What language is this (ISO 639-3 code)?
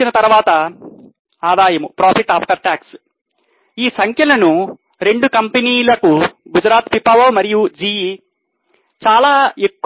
tel